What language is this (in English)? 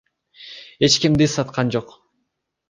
Kyrgyz